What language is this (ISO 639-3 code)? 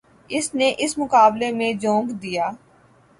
urd